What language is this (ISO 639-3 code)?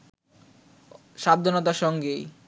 ben